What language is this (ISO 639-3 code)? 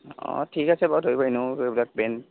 asm